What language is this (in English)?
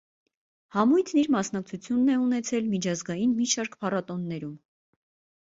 Armenian